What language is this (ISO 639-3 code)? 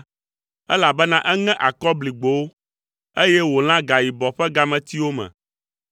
ewe